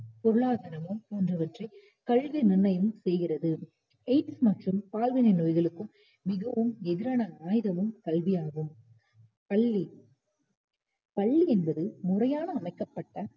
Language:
Tamil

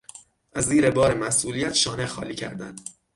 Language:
Persian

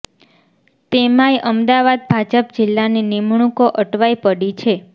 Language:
Gujarati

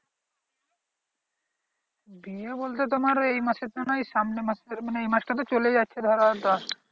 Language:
Bangla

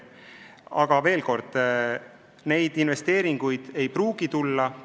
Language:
Estonian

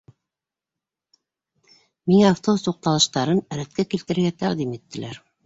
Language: Bashkir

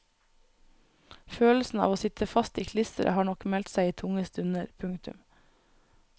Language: Norwegian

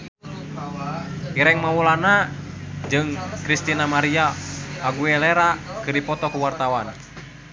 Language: Sundanese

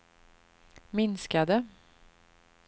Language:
Swedish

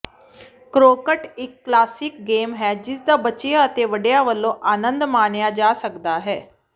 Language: Punjabi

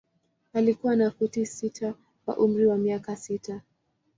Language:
Swahili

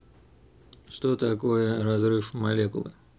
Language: Russian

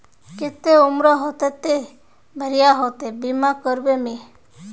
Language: Magahi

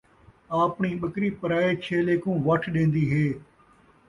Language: Saraiki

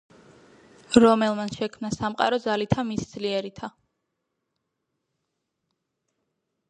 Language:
Georgian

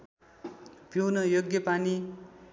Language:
Nepali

